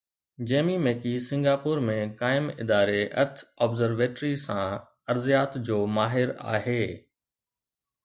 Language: Sindhi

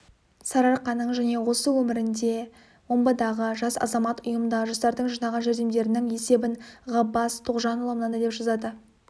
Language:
Kazakh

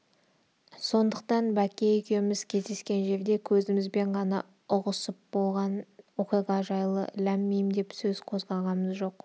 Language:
Kazakh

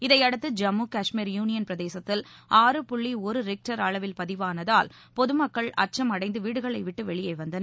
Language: Tamil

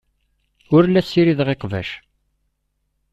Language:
Kabyle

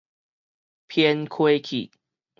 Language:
Min Nan Chinese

